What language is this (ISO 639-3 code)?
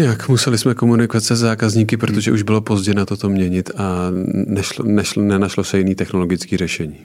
ces